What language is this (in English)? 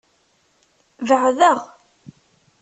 Kabyle